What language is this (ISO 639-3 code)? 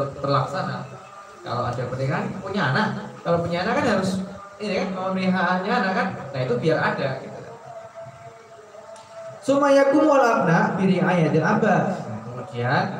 ind